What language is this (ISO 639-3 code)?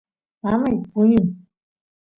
qus